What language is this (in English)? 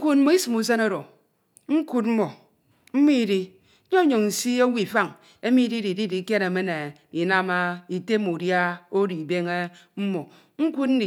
Ito